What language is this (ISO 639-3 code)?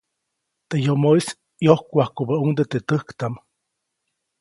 zoc